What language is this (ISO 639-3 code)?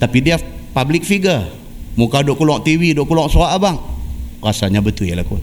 msa